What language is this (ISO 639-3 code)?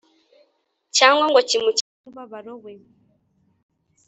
kin